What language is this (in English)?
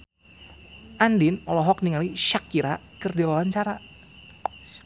Sundanese